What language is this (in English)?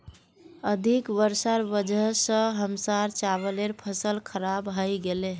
Magahi